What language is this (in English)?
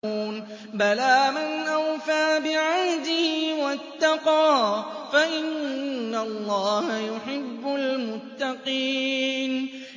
Arabic